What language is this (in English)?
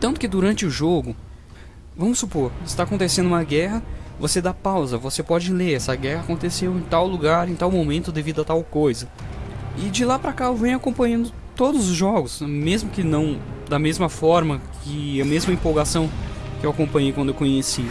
Portuguese